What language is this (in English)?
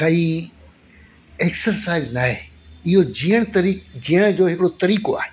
Sindhi